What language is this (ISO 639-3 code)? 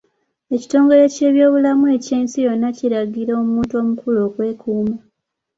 lug